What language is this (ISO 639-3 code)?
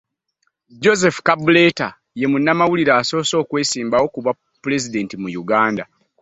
lug